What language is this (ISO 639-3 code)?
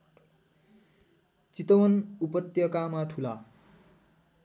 nep